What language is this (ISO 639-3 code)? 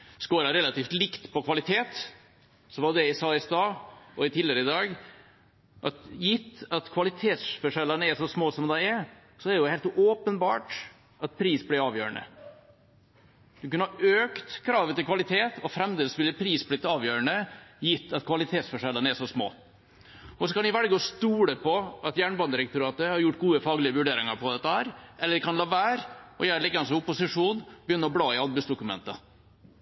nob